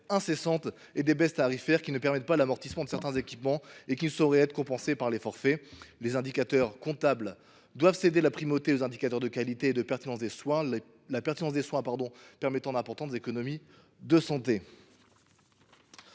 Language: French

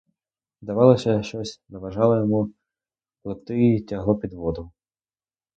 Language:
Ukrainian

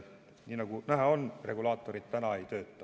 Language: Estonian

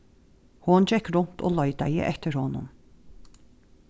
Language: Faroese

